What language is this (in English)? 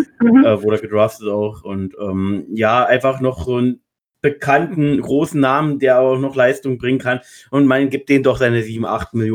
German